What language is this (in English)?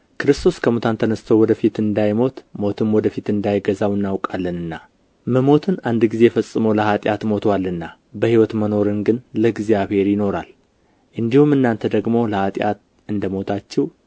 Amharic